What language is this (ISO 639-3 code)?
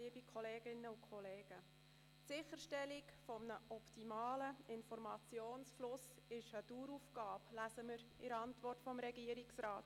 gsw